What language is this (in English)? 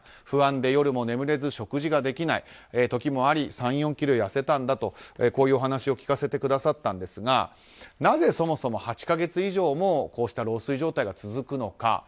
Japanese